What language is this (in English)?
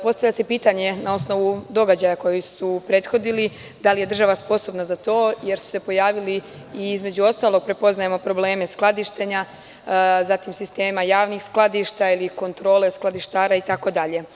Serbian